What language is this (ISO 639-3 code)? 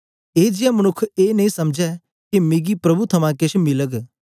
doi